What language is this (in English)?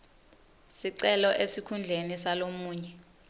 Swati